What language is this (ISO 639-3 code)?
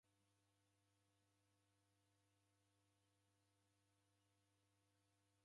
dav